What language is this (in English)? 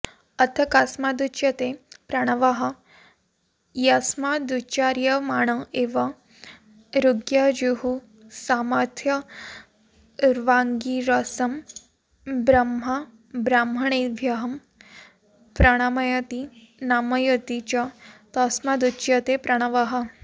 Sanskrit